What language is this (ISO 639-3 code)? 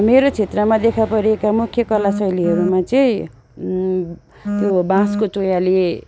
nep